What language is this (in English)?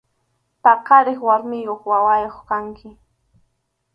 Arequipa-La Unión Quechua